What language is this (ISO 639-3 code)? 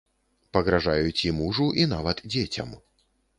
bel